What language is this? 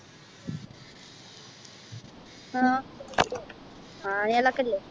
Malayalam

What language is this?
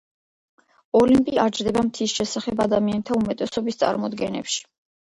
Georgian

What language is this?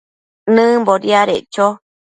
Matsés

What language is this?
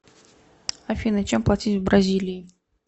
Russian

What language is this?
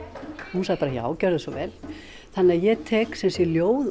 Icelandic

